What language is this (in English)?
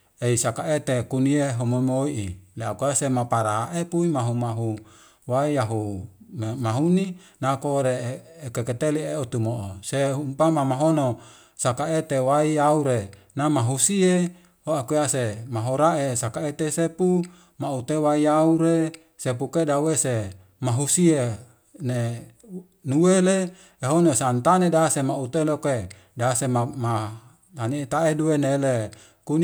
Wemale